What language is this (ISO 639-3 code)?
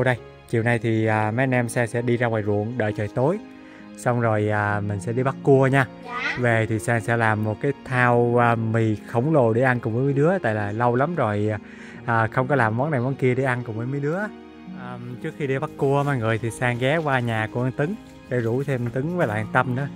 vie